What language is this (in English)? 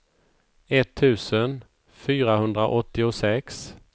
Swedish